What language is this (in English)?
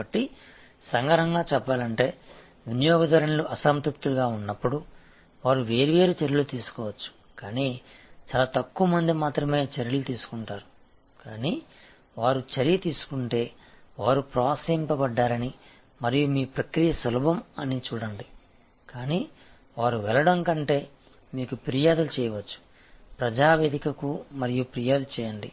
Telugu